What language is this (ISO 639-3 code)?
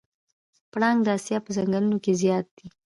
pus